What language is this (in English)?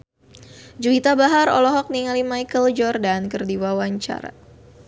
Sundanese